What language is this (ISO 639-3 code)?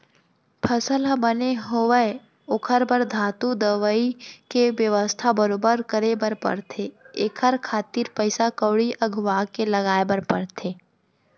hne